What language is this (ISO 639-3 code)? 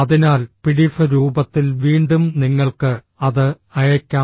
mal